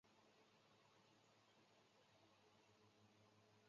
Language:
Chinese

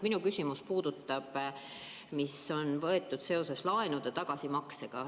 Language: Estonian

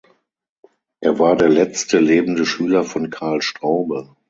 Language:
German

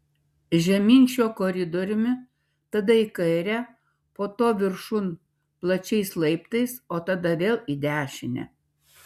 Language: Lithuanian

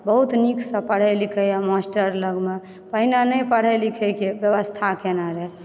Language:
Maithili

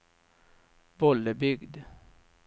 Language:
Swedish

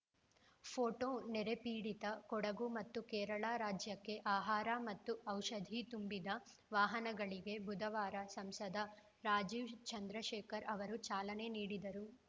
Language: Kannada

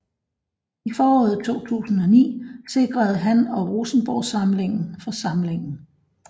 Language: Danish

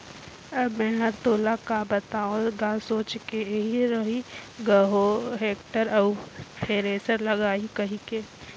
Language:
Chhattisgarhi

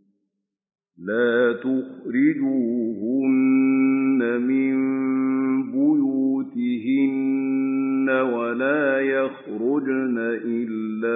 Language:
Arabic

